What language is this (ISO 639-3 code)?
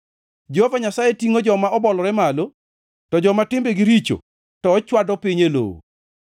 luo